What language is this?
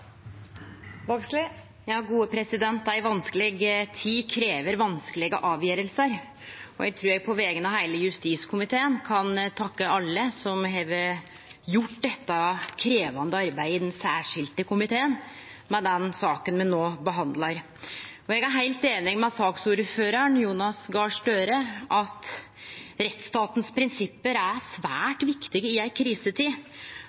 Norwegian Nynorsk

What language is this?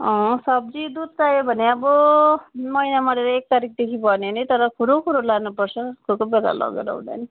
Nepali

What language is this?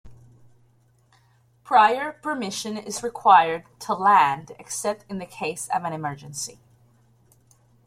English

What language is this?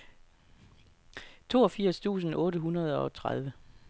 Danish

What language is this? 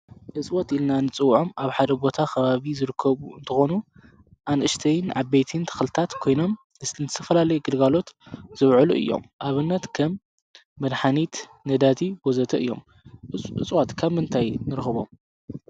Tigrinya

